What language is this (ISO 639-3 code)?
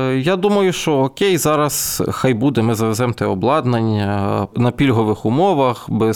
ukr